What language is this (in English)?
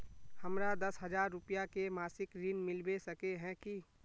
Magahi